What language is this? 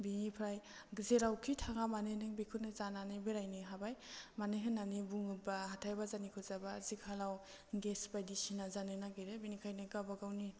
Bodo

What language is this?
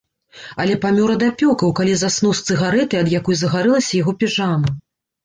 Belarusian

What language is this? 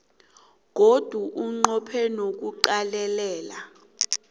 South Ndebele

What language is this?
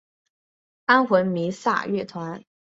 Chinese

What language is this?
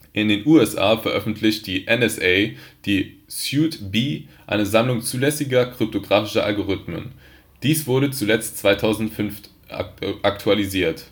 German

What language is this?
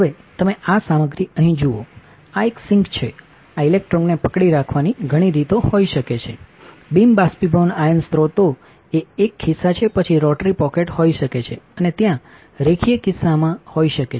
Gujarati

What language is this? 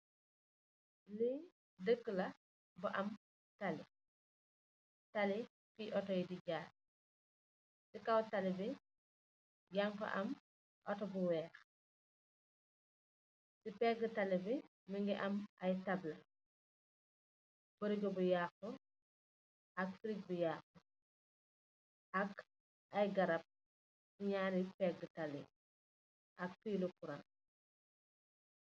Wolof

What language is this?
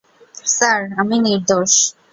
Bangla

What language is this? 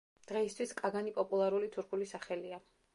Georgian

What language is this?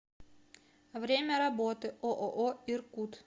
Russian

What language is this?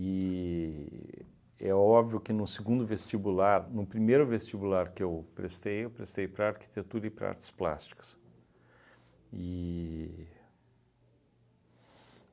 Portuguese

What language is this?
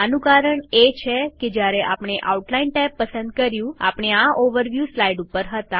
Gujarati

